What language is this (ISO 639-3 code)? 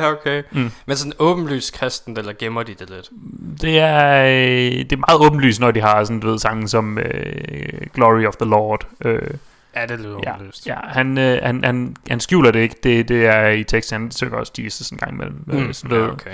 dan